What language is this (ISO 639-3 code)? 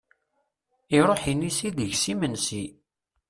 kab